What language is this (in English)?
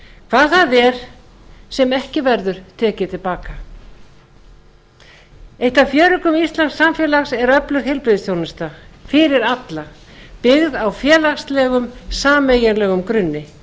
Icelandic